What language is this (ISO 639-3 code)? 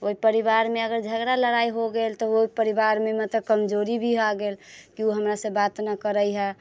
mai